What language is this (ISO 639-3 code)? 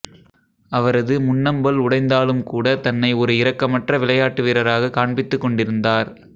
tam